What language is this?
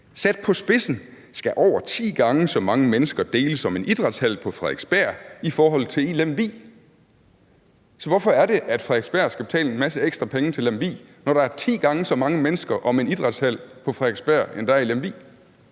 Danish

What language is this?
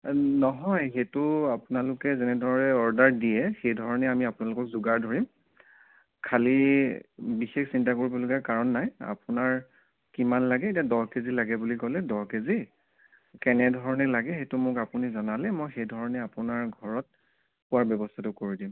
Assamese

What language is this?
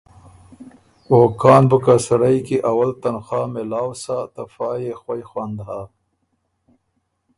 Ormuri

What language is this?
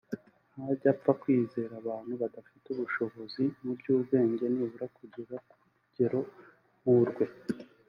Kinyarwanda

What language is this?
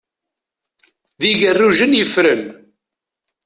Kabyle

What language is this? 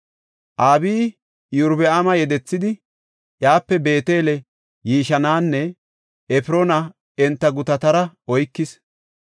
Gofa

